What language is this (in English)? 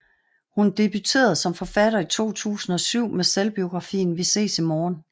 Danish